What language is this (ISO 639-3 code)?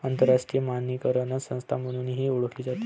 mar